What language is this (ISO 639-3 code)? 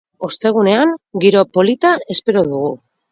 eus